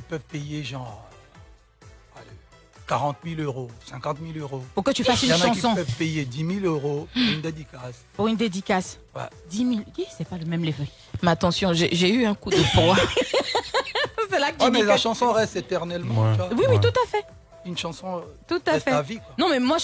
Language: French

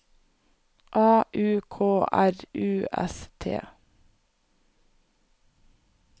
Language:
Norwegian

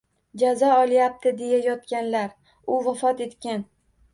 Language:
Uzbek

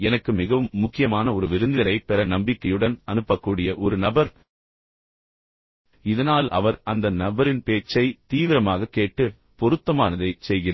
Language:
Tamil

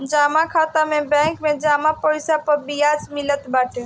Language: Bhojpuri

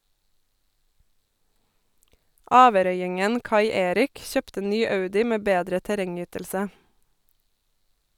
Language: Norwegian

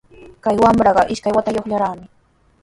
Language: Sihuas Ancash Quechua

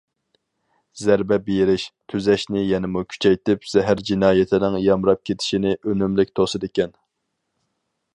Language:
Uyghur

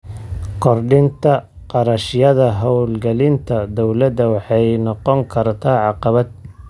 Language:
Somali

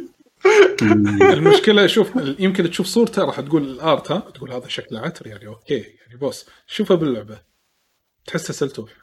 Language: Arabic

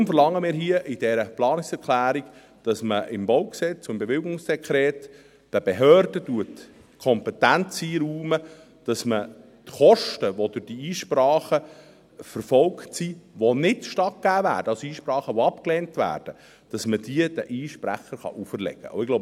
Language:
Swiss German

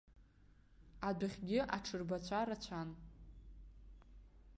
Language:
Abkhazian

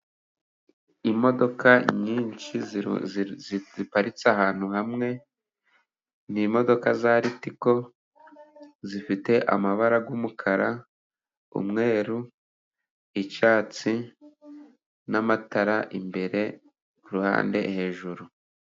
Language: Kinyarwanda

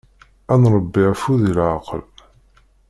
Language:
Kabyle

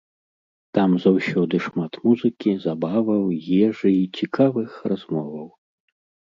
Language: Belarusian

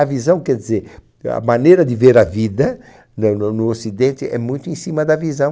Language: Portuguese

